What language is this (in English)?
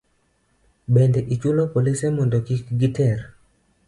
Luo (Kenya and Tanzania)